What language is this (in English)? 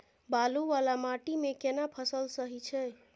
Maithili